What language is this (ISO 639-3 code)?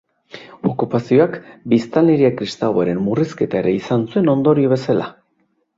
eus